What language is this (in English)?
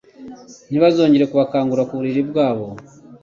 Kinyarwanda